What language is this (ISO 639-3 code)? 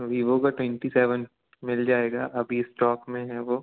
hin